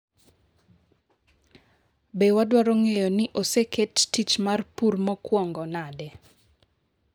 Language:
Luo (Kenya and Tanzania)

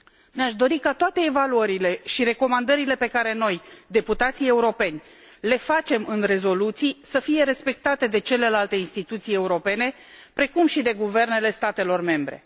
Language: Romanian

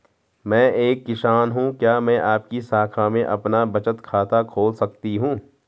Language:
Hindi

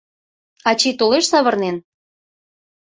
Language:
Mari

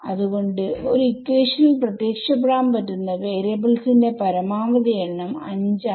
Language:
Malayalam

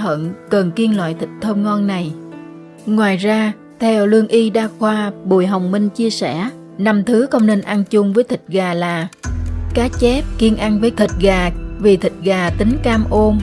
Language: Vietnamese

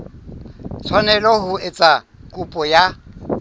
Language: Southern Sotho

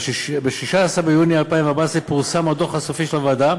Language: Hebrew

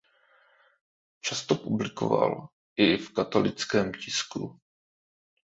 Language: Czech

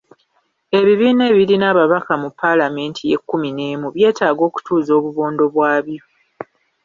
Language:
Ganda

